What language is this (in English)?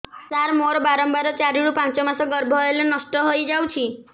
Odia